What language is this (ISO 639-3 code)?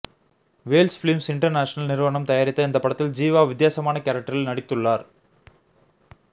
tam